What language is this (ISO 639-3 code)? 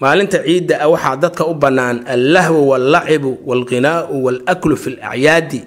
ara